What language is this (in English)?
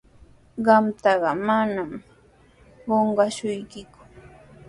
Sihuas Ancash Quechua